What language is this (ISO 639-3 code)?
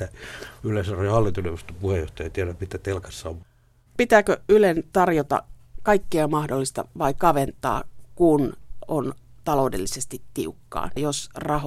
fin